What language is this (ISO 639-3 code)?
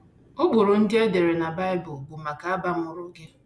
ibo